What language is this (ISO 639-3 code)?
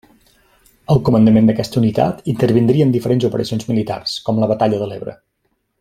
cat